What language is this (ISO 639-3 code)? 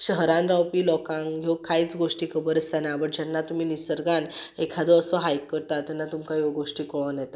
kok